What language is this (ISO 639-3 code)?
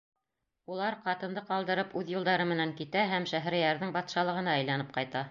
bak